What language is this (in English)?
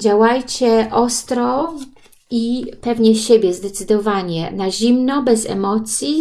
Polish